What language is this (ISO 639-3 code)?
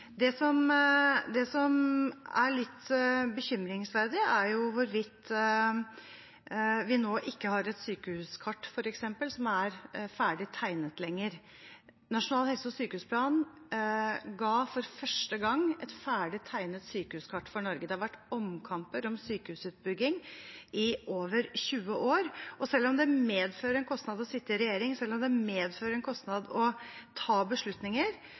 nob